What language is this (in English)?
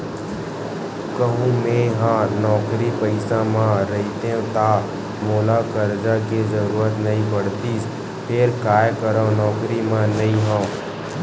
Chhattisgarhi